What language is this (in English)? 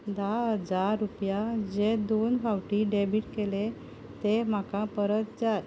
Konkani